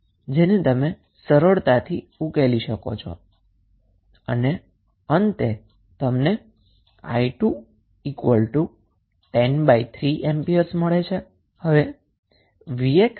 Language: Gujarati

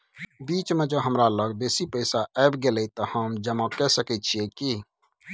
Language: Maithili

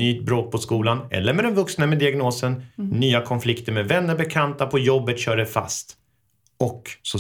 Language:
Swedish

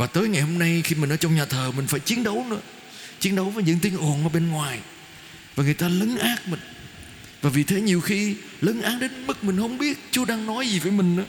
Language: Vietnamese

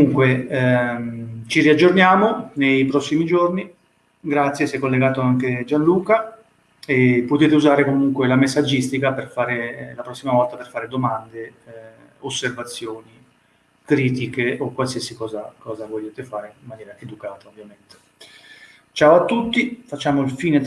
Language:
Italian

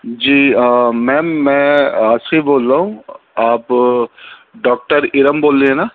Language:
Urdu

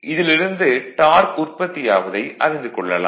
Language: Tamil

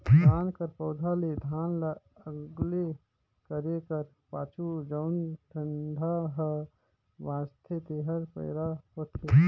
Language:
Chhattisgarhi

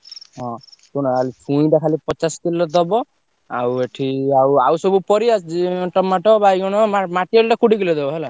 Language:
Odia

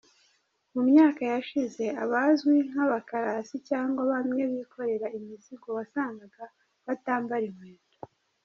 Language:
Kinyarwanda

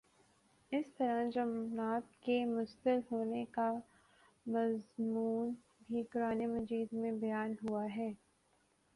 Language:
Urdu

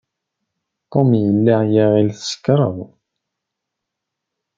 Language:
Kabyle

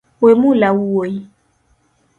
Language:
Luo (Kenya and Tanzania)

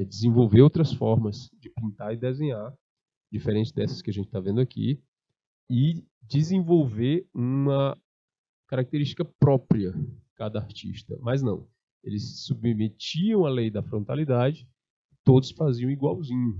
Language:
Portuguese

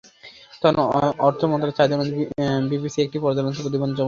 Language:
Bangla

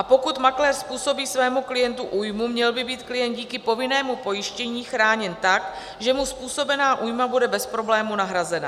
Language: Czech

